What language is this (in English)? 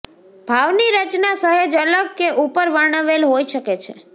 Gujarati